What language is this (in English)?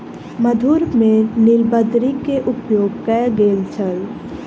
Maithili